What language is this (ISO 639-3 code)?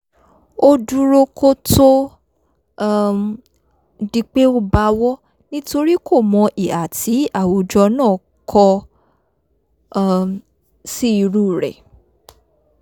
yor